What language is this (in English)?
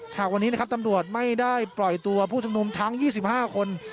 Thai